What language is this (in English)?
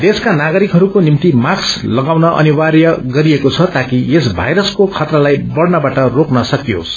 Nepali